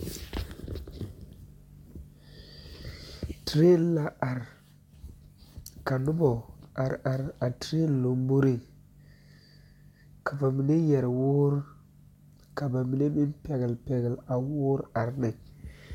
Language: Southern Dagaare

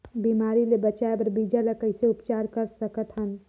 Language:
Chhattisgarhi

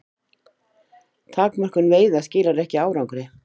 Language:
Icelandic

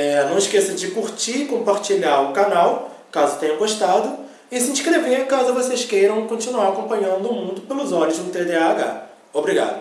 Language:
Portuguese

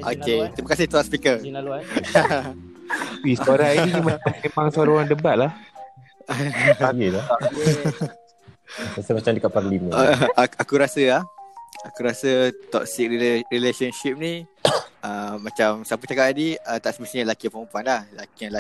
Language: Malay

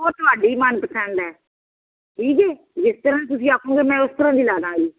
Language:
Punjabi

